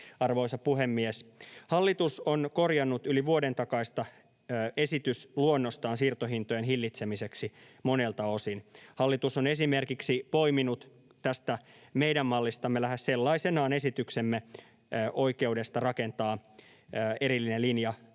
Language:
Finnish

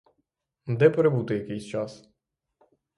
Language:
Ukrainian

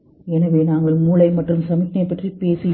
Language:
Tamil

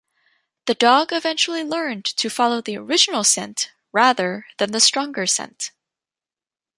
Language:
English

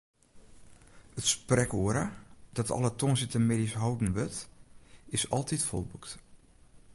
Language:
Western Frisian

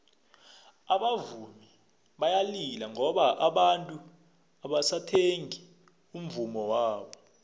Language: South Ndebele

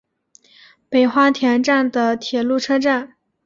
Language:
Chinese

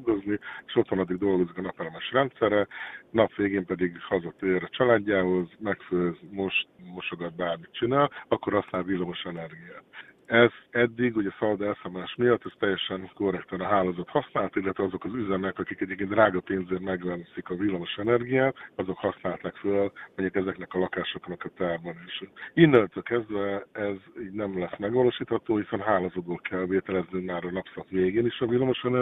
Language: Hungarian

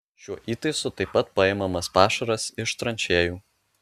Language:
Lithuanian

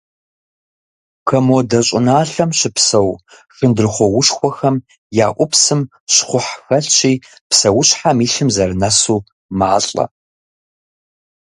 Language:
Kabardian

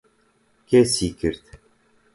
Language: Central Kurdish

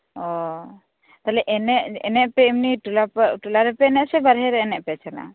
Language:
Santali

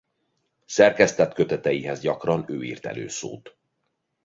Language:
Hungarian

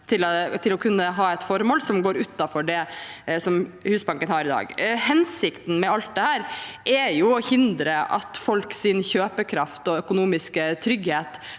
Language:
Norwegian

